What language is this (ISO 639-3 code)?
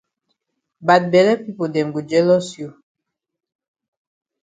wes